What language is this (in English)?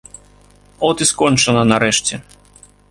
Belarusian